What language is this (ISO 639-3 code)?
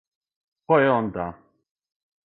srp